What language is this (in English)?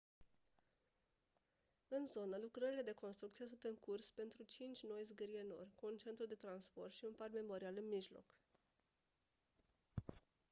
Romanian